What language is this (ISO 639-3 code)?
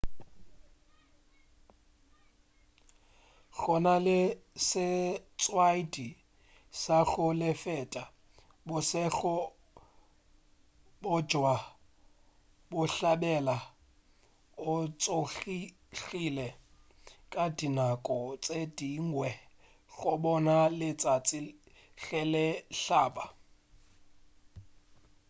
nso